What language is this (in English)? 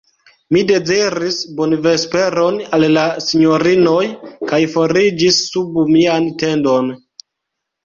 Esperanto